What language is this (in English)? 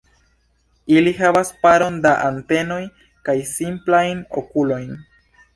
Esperanto